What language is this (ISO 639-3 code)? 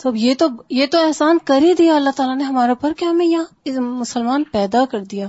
urd